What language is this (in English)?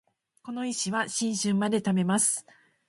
Japanese